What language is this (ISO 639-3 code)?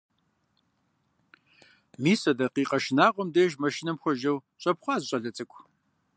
kbd